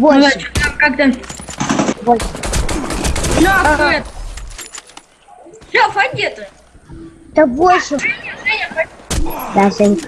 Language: Russian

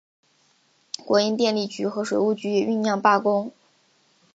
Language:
Chinese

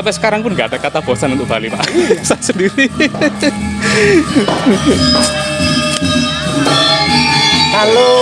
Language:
Indonesian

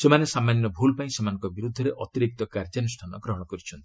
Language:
Odia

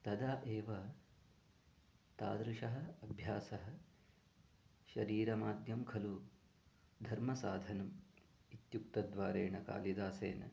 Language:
Sanskrit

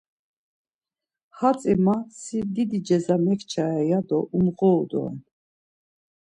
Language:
Laz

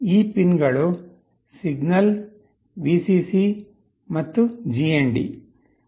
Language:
Kannada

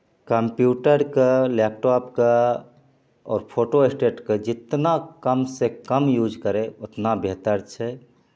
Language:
Maithili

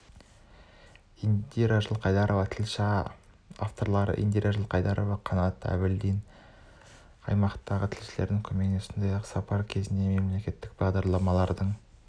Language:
Kazakh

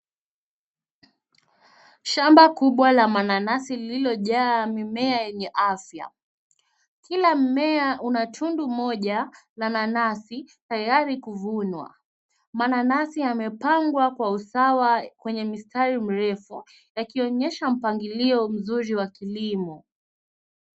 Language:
Swahili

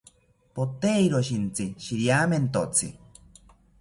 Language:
South Ucayali Ashéninka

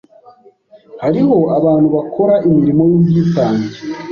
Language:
Kinyarwanda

